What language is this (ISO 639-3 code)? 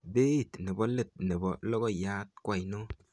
kln